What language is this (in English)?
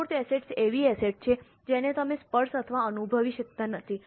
Gujarati